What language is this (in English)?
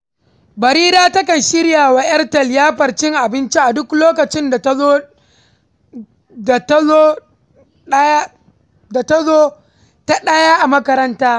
Hausa